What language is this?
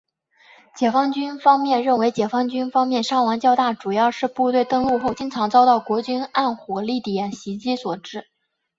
Chinese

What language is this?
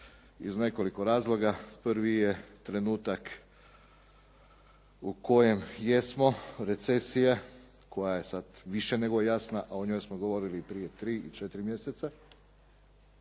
Croatian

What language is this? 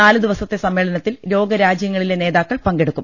Malayalam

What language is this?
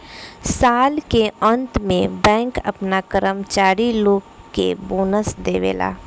Bhojpuri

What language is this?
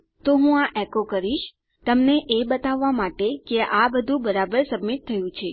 Gujarati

